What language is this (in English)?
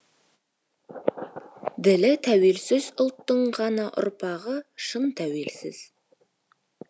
Kazakh